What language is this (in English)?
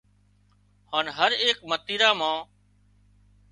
Wadiyara Koli